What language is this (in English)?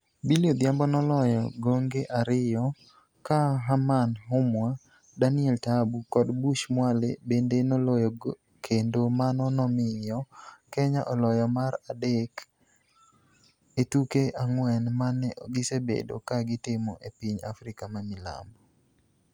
Luo (Kenya and Tanzania)